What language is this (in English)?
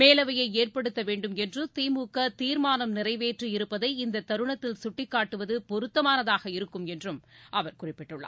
Tamil